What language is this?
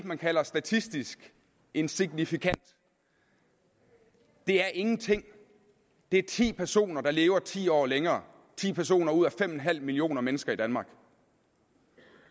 Danish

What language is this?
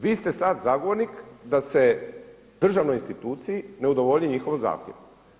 Croatian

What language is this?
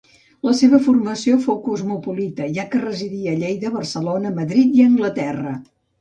Catalan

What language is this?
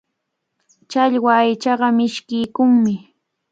Cajatambo North Lima Quechua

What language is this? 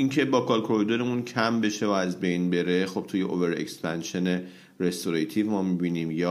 Persian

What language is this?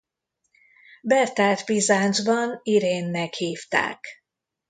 Hungarian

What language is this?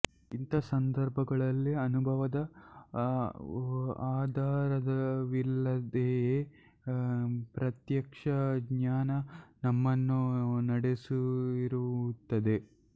Kannada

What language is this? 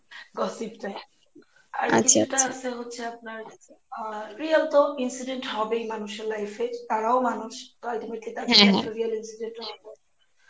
Bangla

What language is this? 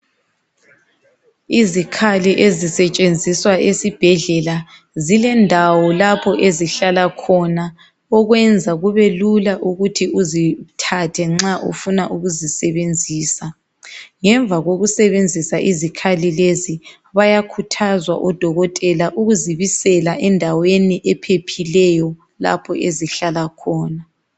North Ndebele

